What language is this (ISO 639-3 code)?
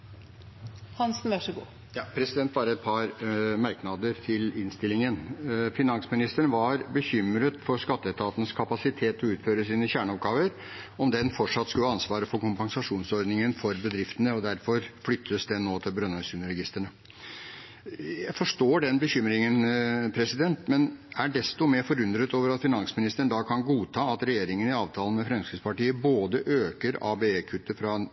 nob